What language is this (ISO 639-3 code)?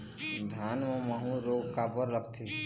hne